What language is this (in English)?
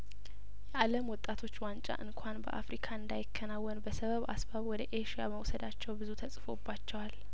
Amharic